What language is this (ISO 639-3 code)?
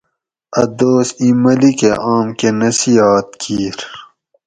gwc